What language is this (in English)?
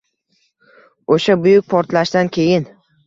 Uzbek